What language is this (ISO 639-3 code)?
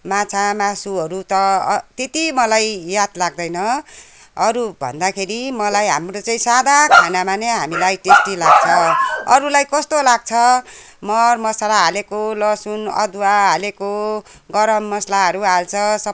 nep